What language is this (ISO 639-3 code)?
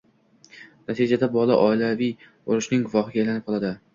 uzb